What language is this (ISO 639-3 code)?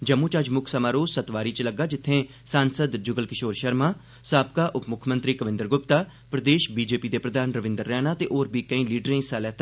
doi